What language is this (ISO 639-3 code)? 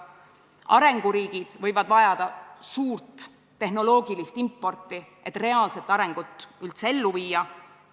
est